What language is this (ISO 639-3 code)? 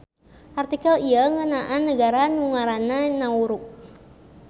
sun